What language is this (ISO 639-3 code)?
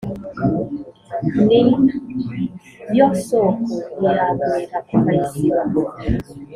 kin